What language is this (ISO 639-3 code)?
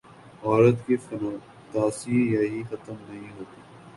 urd